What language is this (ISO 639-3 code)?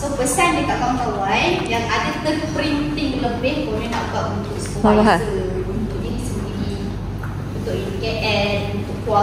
msa